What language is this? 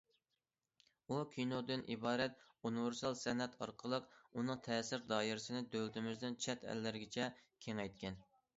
Uyghur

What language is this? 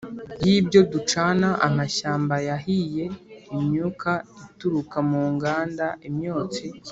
Kinyarwanda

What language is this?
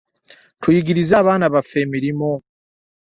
Ganda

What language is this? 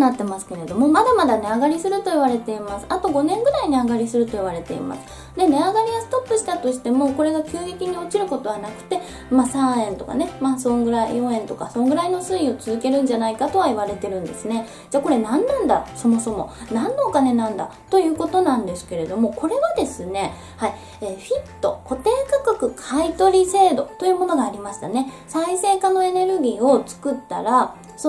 Japanese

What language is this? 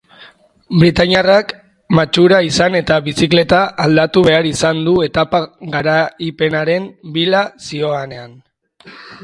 Basque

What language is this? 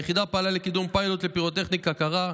Hebrew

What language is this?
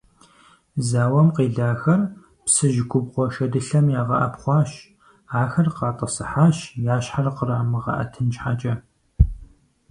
Kabardian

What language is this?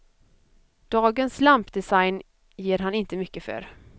Swedish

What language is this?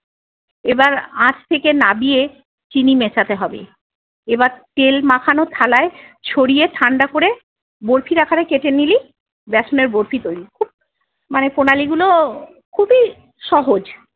Bangla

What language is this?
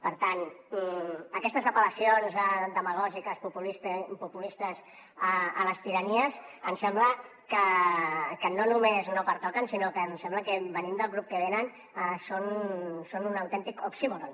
Catalan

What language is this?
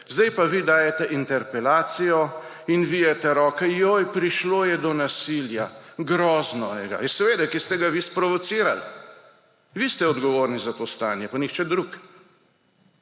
Slovenian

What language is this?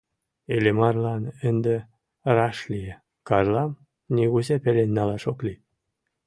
Mari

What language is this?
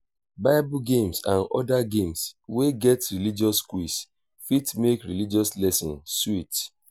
Nigerian Pidgin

